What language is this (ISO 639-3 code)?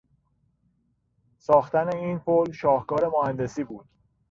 fas